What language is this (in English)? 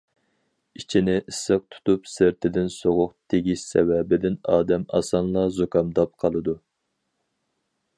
Uyghur